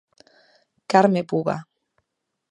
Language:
Galician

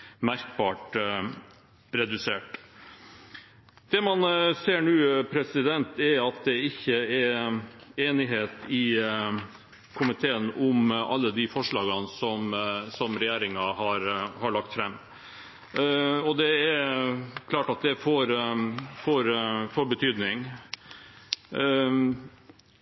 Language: Norwegian Bokmål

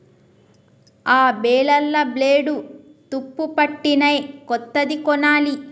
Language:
Telugu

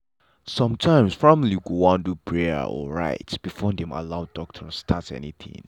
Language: Nigerian Pidgin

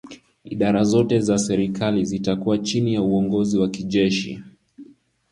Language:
Swahili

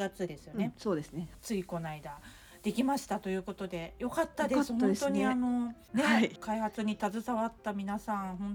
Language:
Japanese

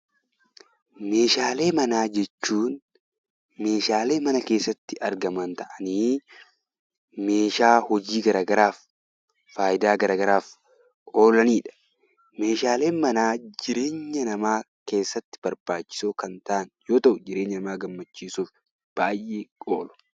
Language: Oromo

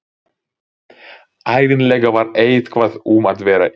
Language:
Icelandic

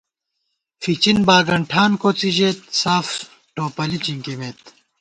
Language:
Gawar-Bati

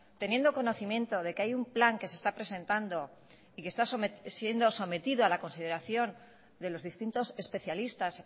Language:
Spanish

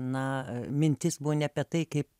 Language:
Lithuanian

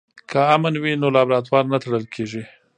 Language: Pashto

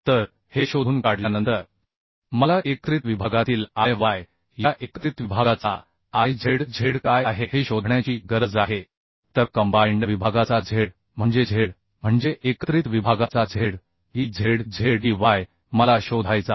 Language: Marathi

